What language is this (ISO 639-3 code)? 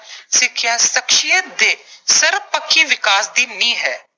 pan